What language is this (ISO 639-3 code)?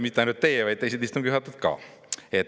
est